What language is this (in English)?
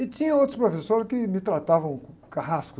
Portuguese